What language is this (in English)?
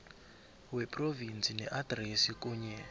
South Ndebele